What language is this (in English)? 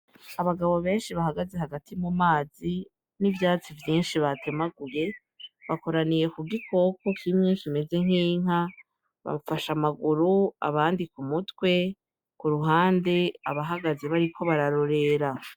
Rundi